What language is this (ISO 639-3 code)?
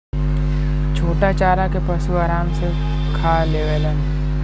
bho